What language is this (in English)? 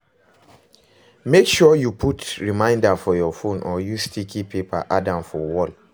Nigerian Pidgin